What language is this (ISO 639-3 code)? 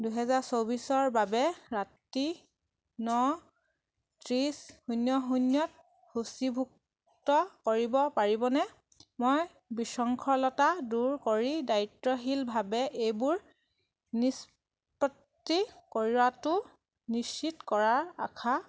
asm